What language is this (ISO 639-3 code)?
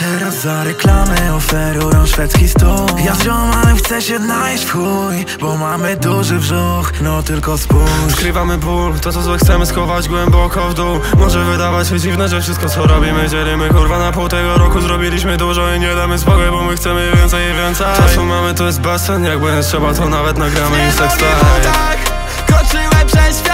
pol